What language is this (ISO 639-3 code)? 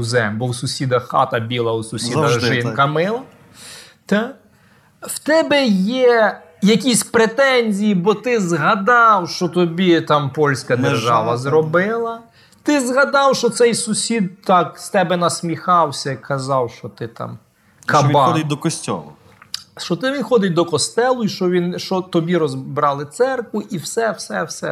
ukr